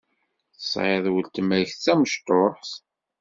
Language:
Kabyle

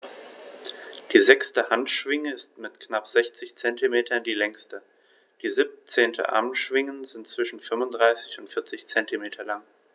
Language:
German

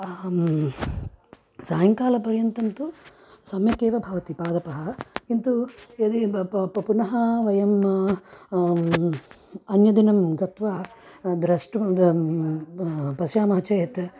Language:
Sanskrit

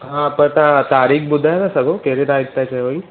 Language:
Sindhi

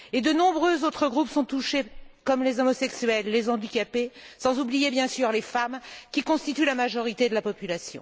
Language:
French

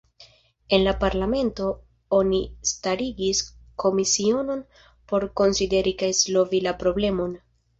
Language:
Esperanto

